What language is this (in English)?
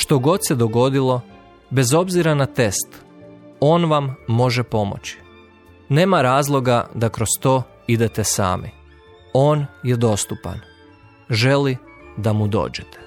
Croatian